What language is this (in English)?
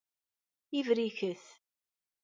Kabyle